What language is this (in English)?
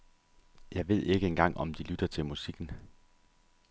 Danish